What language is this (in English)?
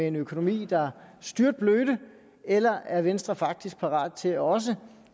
Danish